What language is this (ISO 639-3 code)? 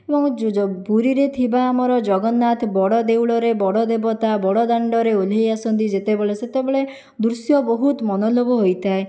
ori